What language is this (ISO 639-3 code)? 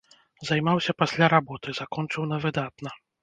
bel